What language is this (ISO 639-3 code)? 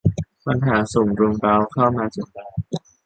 tha